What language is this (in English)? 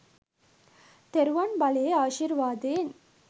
Sinhala